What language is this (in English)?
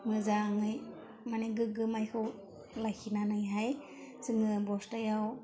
Bodo